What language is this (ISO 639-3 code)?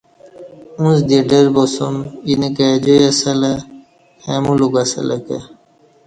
bsh